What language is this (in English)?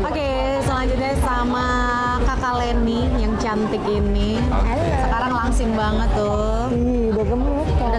Indonesian